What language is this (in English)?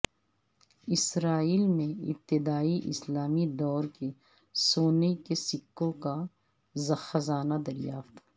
Urdu